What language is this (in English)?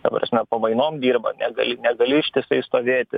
Lithuanian